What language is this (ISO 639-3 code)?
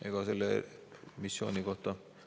est